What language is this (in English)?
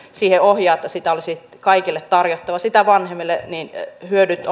Finnish